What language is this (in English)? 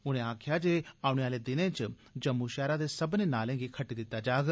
Dogri